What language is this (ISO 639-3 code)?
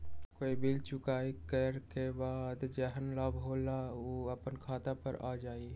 mag